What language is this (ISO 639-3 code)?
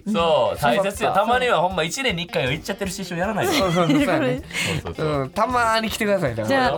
jpn